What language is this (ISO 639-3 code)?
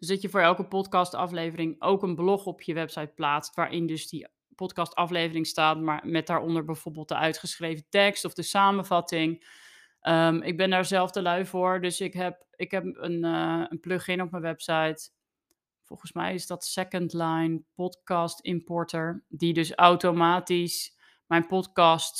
nld